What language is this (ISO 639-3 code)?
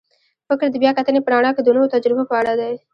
pus